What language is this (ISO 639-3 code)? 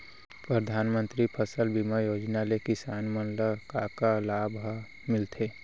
hne